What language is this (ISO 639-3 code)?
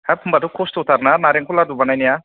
brx